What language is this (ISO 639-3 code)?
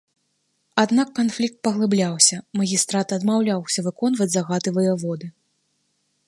bel